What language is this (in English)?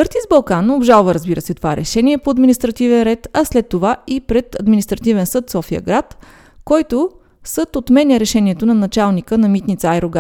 Bulgarian